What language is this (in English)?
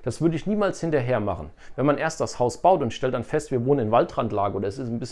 German